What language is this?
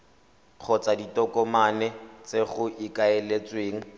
Tswana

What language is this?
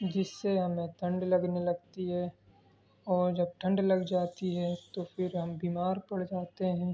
Urdu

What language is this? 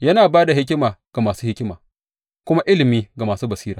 Hausa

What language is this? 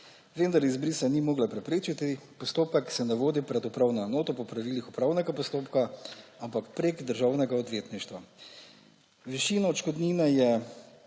Slovenian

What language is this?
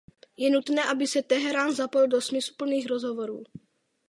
Czech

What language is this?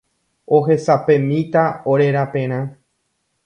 Guarani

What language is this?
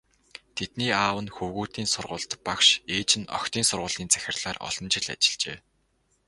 Mongolian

